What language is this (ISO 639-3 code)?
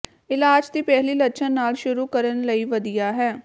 pan